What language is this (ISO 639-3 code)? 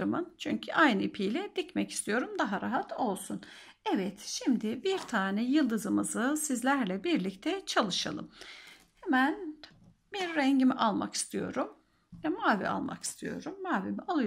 tur